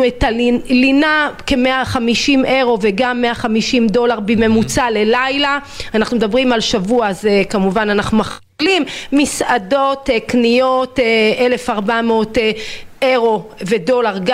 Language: Hebrew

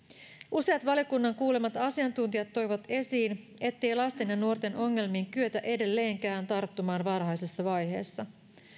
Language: Finnish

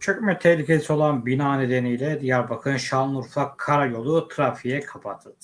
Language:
Turkish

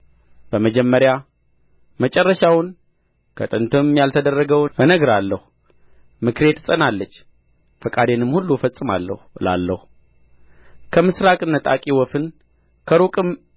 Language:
Amharic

